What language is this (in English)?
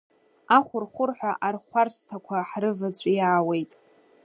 Abkhazian